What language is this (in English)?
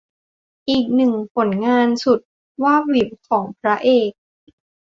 Thai